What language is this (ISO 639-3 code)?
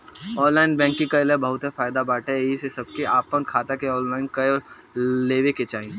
bho